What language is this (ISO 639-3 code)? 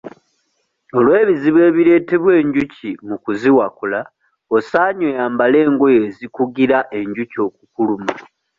lug